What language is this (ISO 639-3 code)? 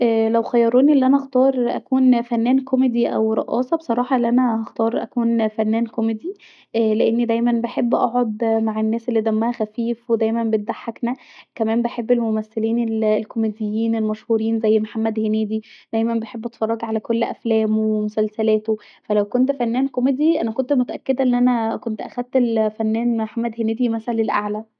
arz